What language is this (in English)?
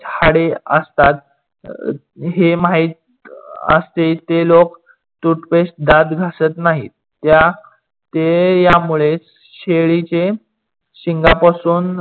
Marathi